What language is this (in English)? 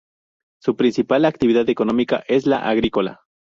Spanish